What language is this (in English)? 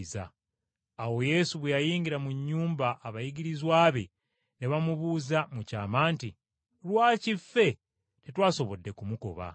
Ganda